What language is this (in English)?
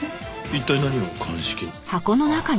Japanese